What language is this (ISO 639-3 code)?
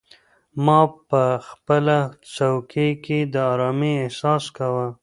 pus